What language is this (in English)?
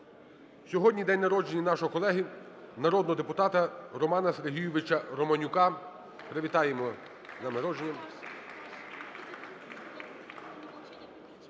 Ukrainian